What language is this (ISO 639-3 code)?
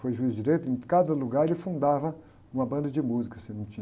por